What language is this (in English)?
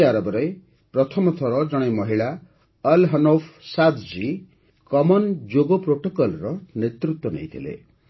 Odia